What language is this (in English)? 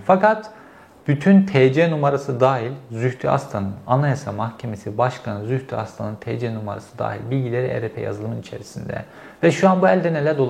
Turkish